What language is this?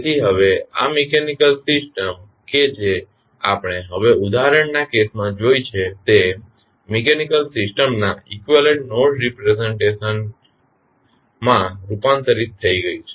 Gujarati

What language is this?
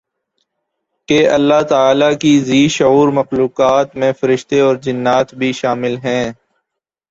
Urdu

